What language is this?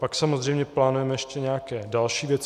Czech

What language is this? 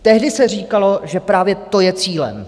Czech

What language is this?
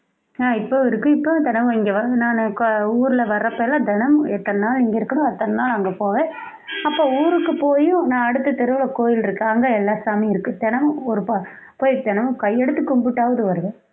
Tamil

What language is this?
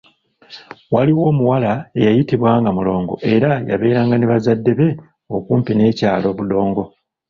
Ganda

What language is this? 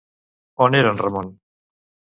Catalan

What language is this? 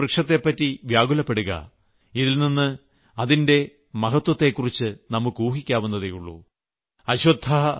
Malayalam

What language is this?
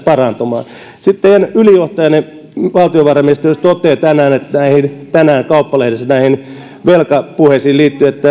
Finnish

